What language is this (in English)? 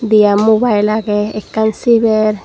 Chakma